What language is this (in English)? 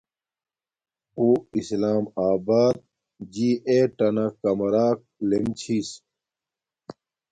Domaaki